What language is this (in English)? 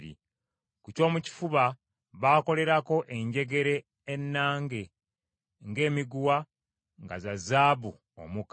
Ganda